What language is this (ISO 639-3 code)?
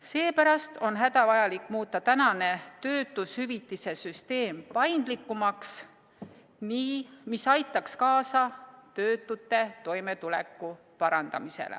est